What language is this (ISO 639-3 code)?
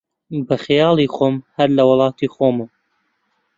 ckb